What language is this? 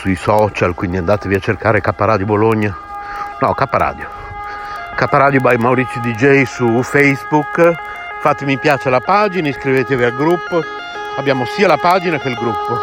Italian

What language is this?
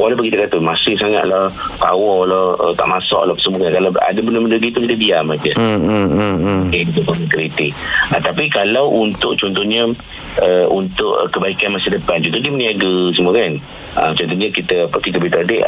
Malay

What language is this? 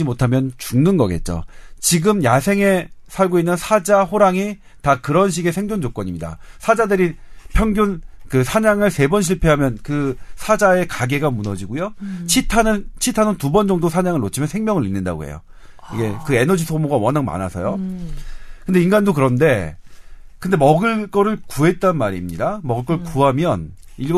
Korean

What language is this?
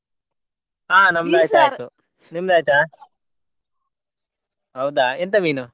Kannada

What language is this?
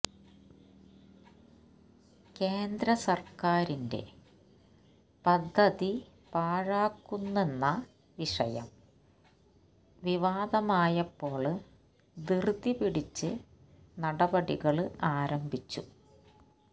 Malayalam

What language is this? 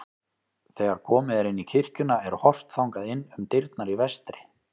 Icelandic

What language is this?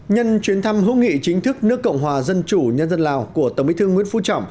Vietnamese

